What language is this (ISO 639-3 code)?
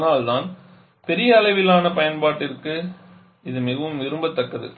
tam